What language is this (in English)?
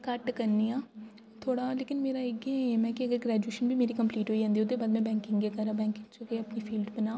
Dogri